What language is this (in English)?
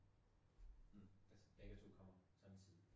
Danish